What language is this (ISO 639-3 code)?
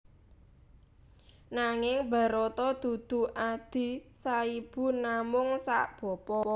jav